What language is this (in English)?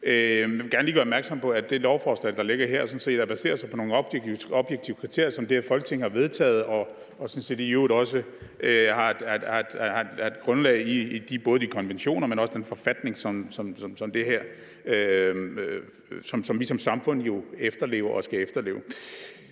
Danish